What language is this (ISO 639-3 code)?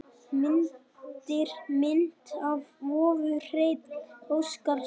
isl